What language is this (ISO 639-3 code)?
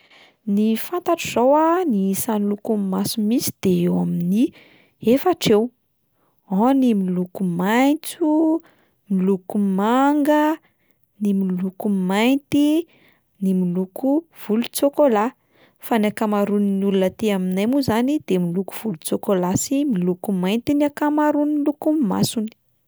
mlg